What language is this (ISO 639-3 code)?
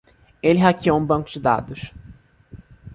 por